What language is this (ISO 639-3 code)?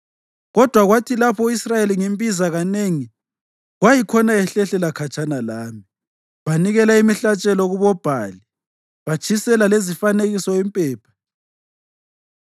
nde